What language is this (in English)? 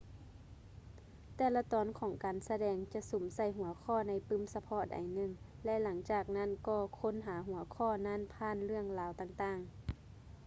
Lao